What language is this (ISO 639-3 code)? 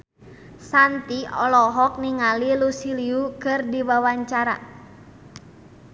sun